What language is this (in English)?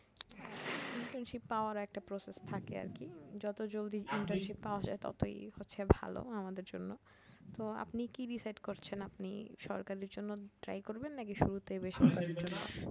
Bangla